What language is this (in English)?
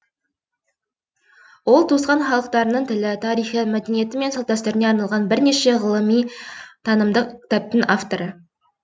Kazakh